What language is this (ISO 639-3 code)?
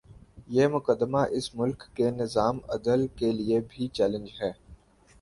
urd